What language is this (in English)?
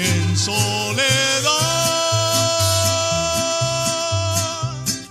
Spanish